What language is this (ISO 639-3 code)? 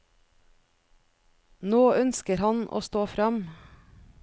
nor